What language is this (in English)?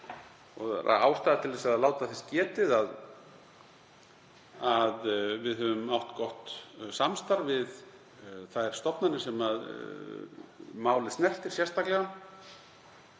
Icelandic